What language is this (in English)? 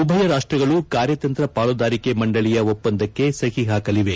Kannada